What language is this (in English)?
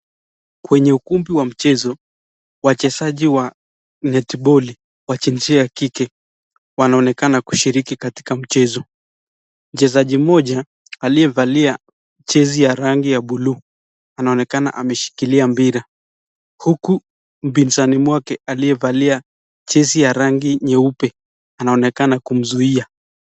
Swahili